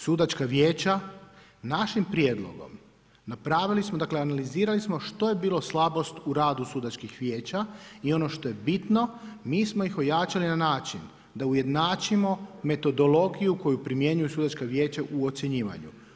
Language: Croatian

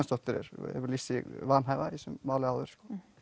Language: Icelandic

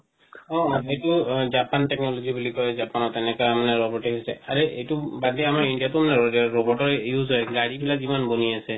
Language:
Assamese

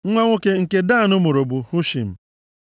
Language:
Igbo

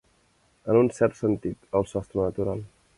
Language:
Catalan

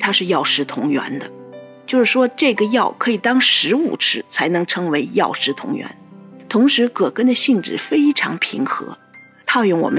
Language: Chinese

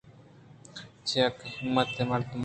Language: Eastern Balochi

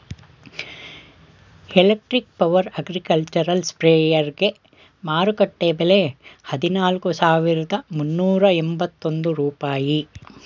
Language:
Kannada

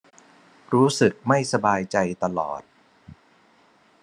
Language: Thai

